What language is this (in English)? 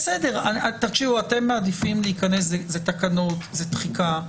Hebrew